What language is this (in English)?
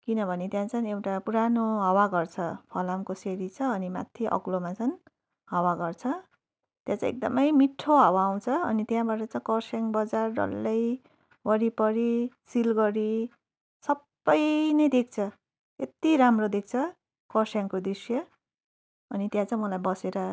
Nepali